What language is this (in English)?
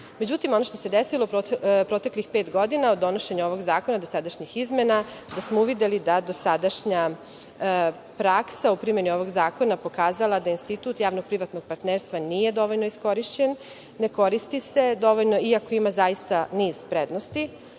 Serbian